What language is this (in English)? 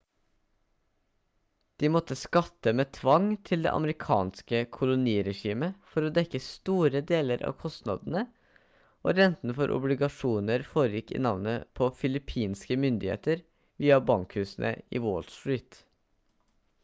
Norwegian Bokmål